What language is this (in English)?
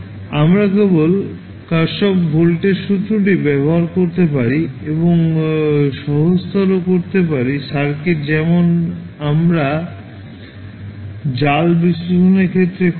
Bangla